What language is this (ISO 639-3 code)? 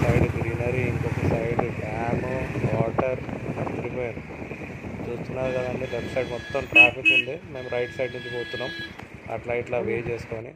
tel